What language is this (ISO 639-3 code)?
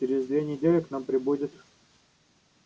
rus